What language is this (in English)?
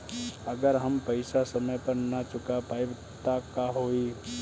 Bhojpuri